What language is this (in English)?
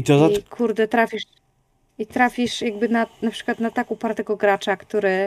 Polish